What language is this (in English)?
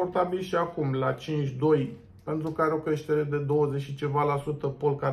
Romanian